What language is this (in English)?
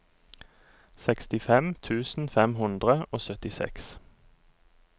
Norwegian